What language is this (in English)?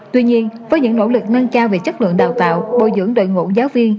Vietnamese